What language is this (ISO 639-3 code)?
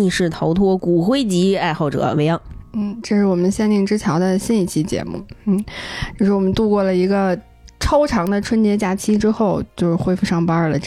zho